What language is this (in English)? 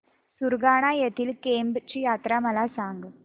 Marathi